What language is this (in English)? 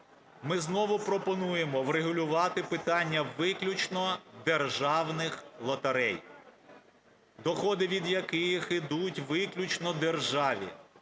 Ukrainian